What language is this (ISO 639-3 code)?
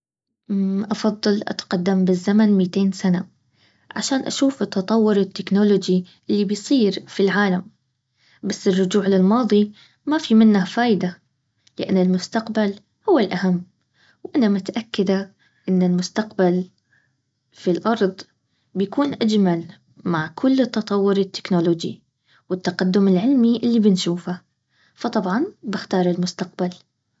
abv